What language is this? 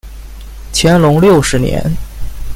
Chinese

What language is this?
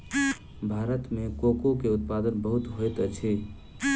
Maithili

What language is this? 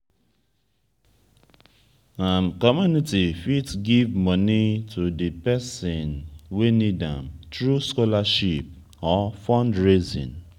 Nigerian Pidgin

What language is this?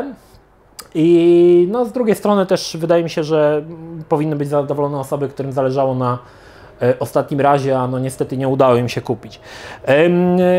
Polish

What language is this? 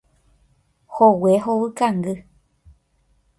Guarani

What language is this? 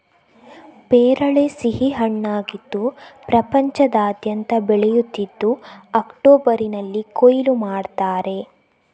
Kannada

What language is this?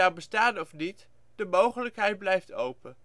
Dutch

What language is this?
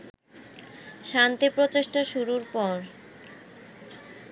Bangla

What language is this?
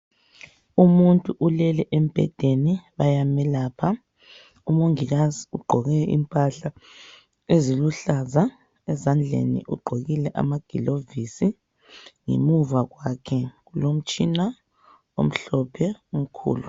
North Ndebele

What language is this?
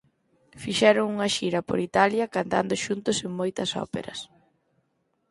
Galician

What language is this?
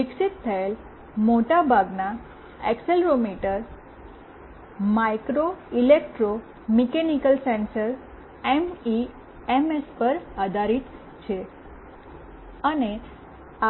Gujarati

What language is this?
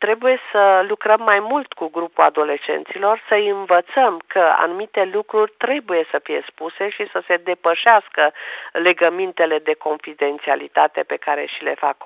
Romanian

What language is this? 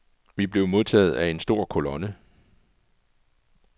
Danish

